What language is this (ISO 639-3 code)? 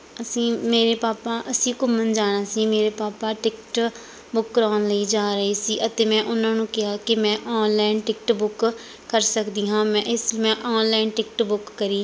pan